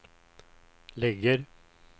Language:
Swedish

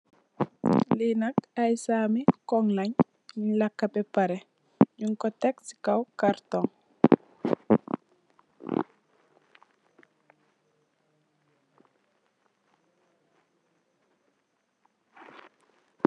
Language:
Wolof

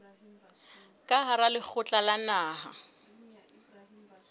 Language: Southern Sotho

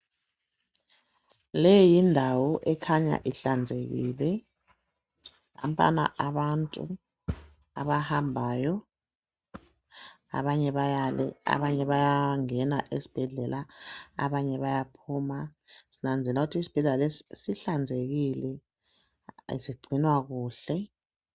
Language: North Ndebele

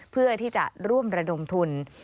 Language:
Thai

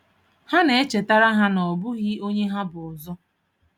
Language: Igbo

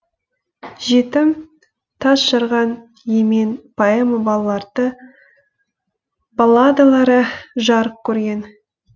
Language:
Kazakh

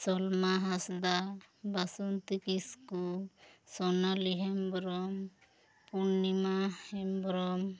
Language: Santali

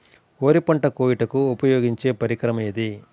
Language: Telugu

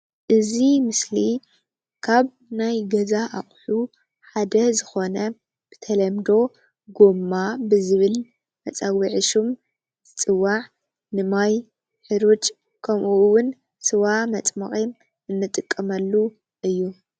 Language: Tigrinya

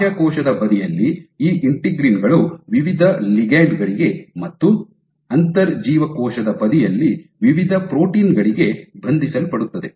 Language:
Kannada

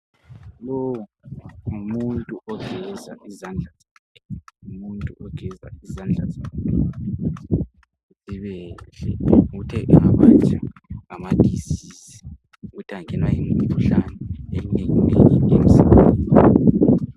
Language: North Ndebele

